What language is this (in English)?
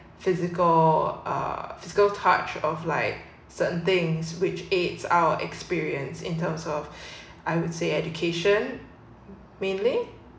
English